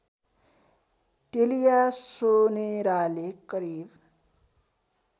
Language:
Nepali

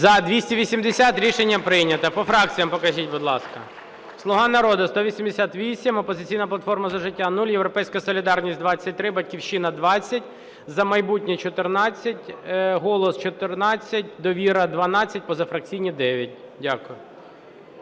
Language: Ukrainian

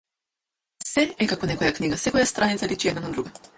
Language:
Macedonian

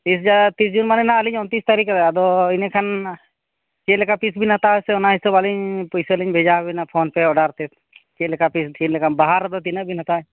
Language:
Santali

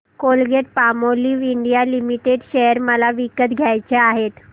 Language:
Marathi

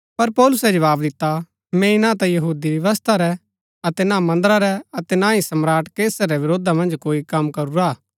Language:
Gaddi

